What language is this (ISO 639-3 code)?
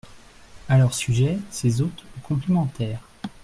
fra